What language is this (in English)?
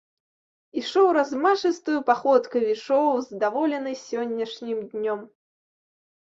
Belarusian